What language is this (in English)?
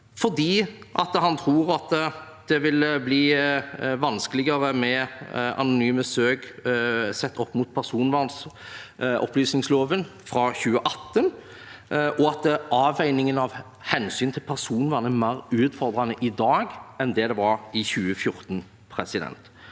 Norwegian